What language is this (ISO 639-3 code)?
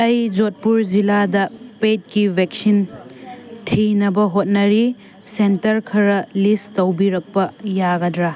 mni